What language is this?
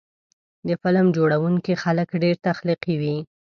Pashto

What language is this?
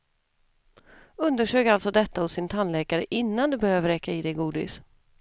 Swedish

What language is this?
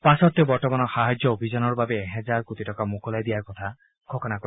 Assamese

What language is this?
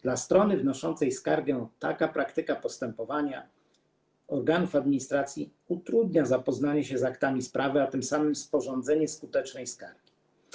Polish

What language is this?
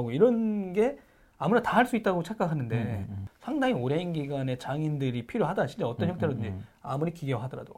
Korean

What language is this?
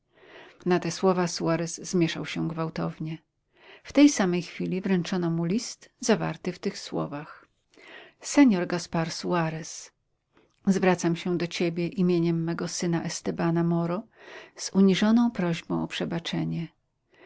Polish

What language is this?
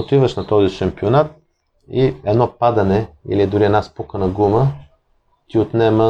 Bulgarian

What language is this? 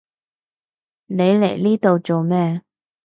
Cantonese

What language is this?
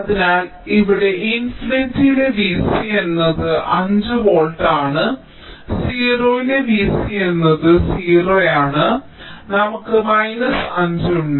Malayalam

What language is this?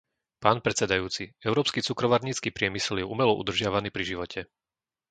Slovak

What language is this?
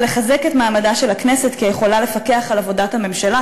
Hebrew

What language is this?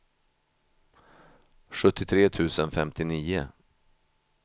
Swedish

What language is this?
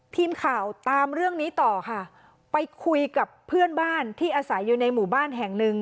Thai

